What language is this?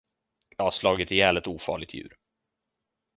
Swedish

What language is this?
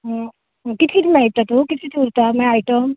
Konkani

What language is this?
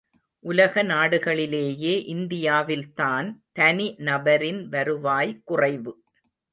Tamil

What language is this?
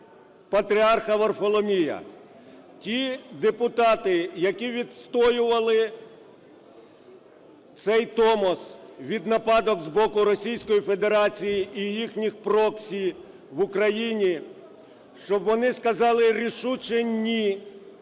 Ukrainian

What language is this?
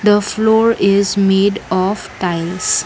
English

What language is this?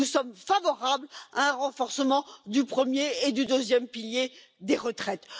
French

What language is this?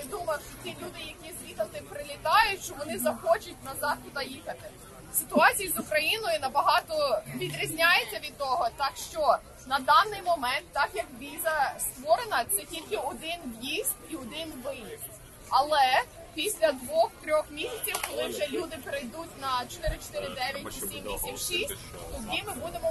Ukrainian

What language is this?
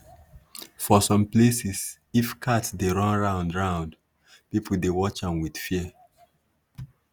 Nigerian Pidgin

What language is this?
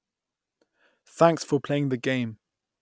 English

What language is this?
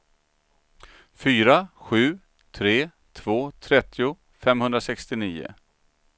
Swedish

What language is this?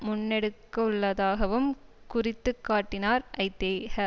Tamil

